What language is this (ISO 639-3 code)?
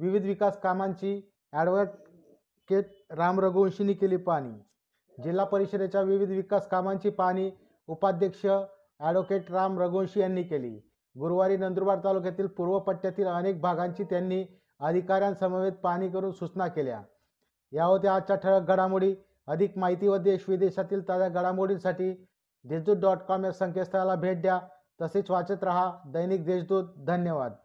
mar